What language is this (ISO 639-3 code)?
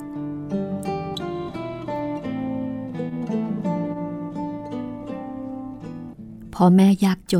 tha